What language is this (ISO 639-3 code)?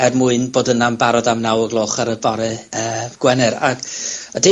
cym